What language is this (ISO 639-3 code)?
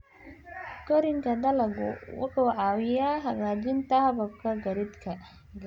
som